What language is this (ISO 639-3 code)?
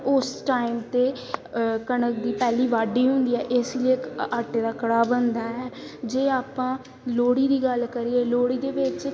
pan